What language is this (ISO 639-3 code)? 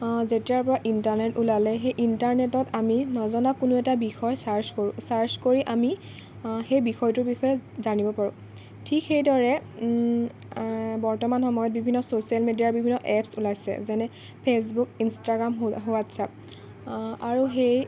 asm